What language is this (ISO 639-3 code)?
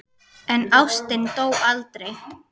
isl